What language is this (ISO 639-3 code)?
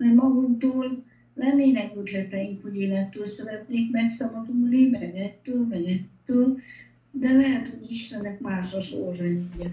hun